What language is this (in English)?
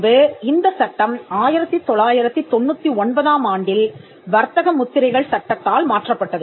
Tamil